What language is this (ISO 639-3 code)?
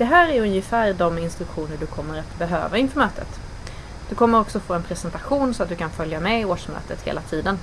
swe